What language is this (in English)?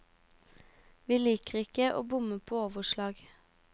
Norwegian